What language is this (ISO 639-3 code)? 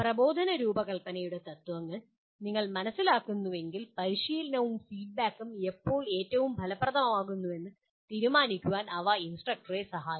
mal